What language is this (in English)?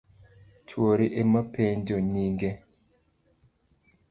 Luo (Kenya and Tanzania)